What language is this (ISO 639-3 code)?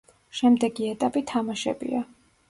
kat